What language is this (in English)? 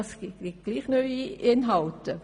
Swiss German